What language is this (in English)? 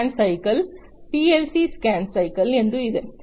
Kannada